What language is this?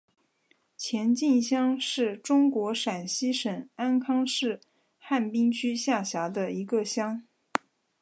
Chinese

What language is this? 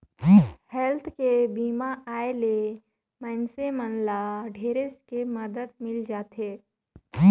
Chhattisgarhi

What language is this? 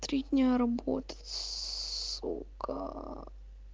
Russian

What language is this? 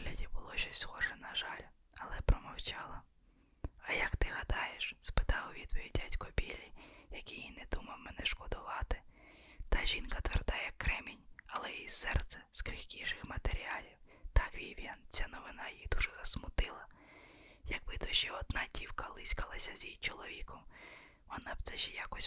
Ukrainian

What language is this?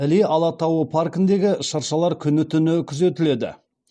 Kazakh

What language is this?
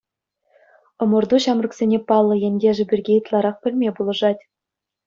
Chuvash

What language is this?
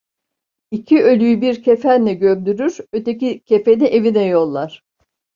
Turkish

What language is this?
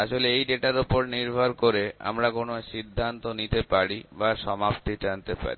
Bangla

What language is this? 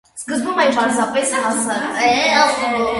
Armenian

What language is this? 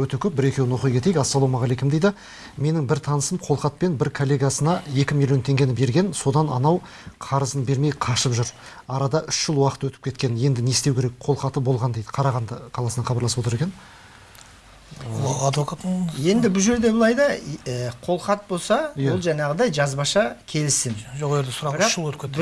Turkish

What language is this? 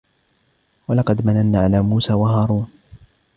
Arabic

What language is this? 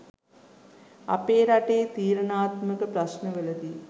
Sinhala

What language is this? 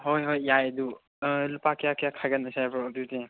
Manipuri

